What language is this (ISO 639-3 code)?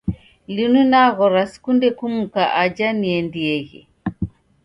dav